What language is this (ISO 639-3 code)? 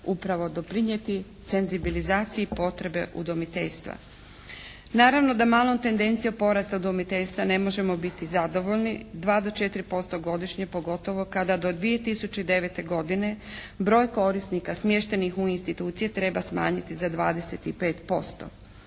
hrv